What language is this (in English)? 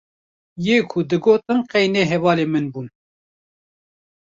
Kurdish